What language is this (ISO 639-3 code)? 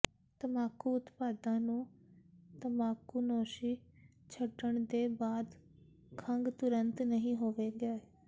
pan